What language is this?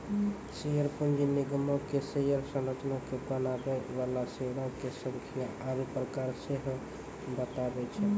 Maithili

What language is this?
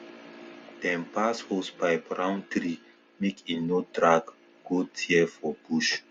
Nigerian Pidgin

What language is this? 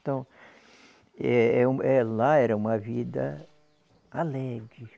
Portuguese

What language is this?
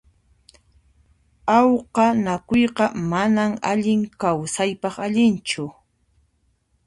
Puno Quechua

